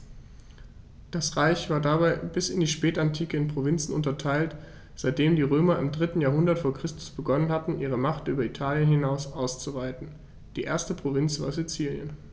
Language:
German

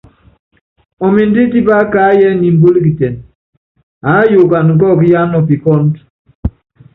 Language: Yangben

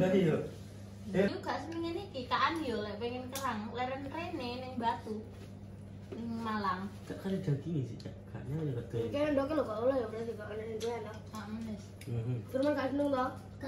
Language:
Indonesian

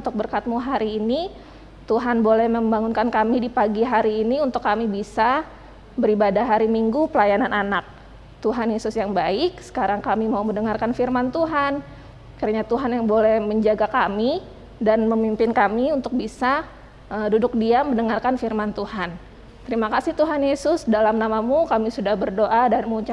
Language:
Indonesian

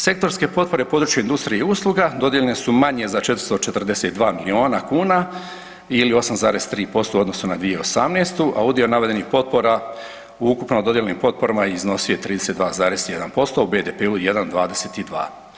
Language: Croatian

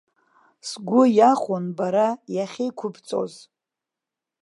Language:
Abkhazian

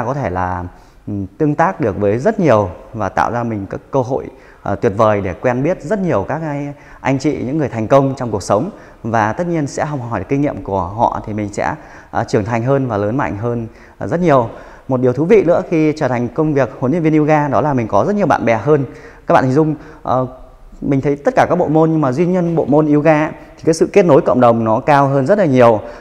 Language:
Vietnamese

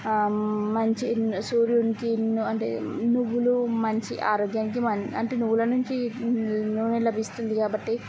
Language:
Telugu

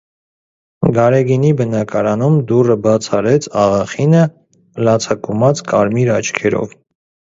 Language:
Armenian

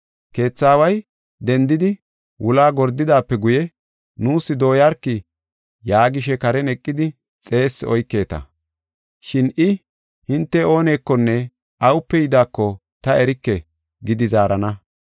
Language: Gofa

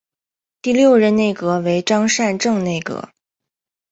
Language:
Chinese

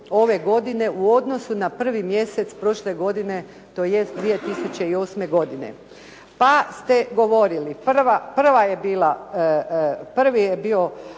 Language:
Croatian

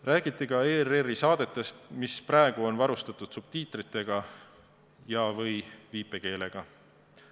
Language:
Estonian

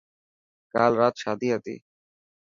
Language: Dhatki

